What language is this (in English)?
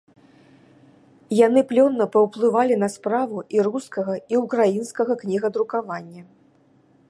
Belarusian